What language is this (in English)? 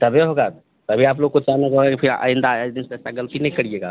Hindi